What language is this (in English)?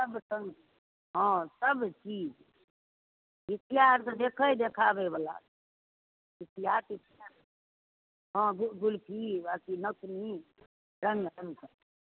Maithili